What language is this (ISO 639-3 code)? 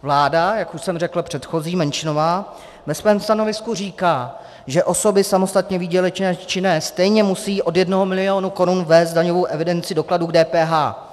ces